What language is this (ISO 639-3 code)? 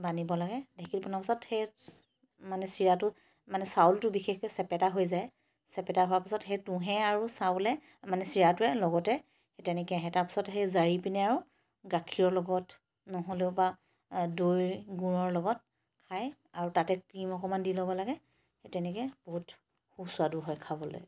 asm